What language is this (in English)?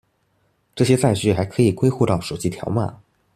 Chinese